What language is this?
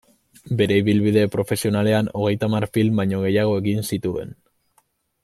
Basque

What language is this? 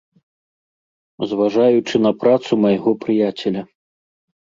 Belarusian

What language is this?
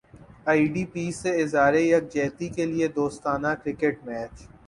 Urdu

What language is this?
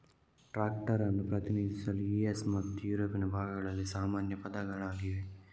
Kannada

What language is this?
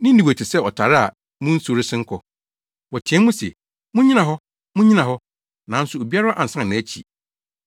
Akan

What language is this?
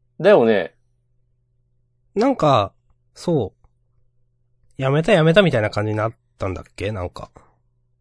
Japanese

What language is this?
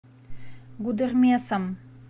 Russian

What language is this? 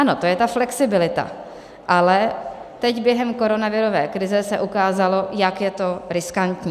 Czech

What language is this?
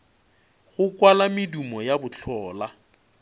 Northern Sotho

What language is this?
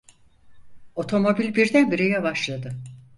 Turkish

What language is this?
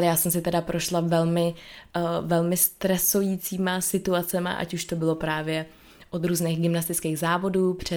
Czech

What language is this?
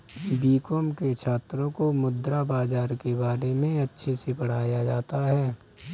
Hindi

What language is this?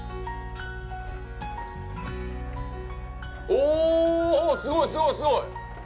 Japanese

